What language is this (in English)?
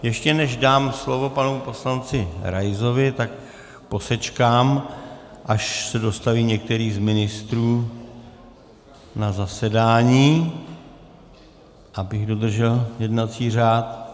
Czech